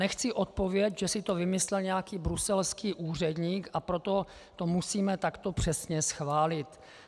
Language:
Czech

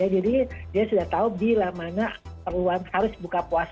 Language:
Indonesian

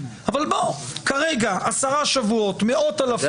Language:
Hebrew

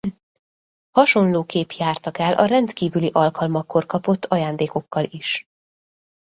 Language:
Hungarian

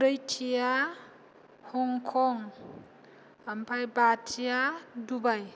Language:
Bodo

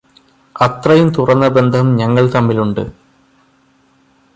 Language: Malayalam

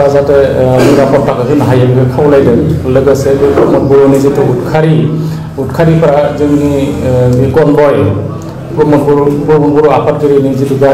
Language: Bangla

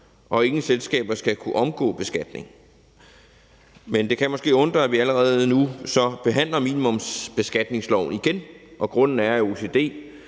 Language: Danish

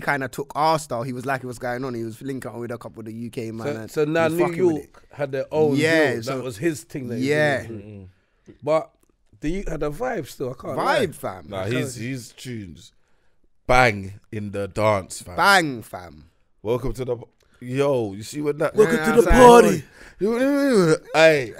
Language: English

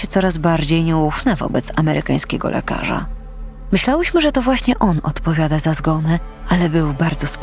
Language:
Polish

